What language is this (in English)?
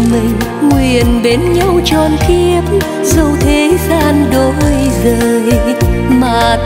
Vietnamese